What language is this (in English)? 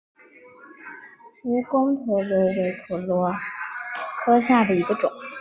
Chinese